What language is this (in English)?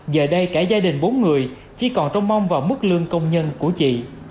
Vietnamese